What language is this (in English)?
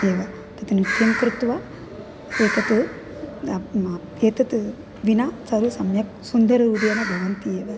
Sanskrit